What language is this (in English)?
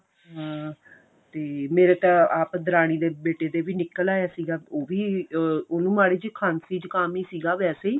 Punjabi